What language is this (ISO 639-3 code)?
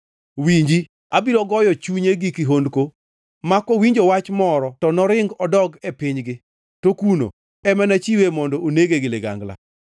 luo